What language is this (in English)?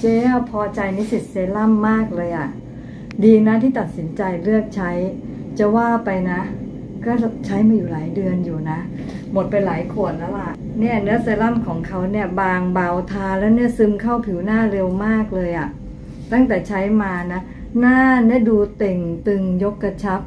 Thai